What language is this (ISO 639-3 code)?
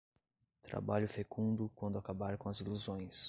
por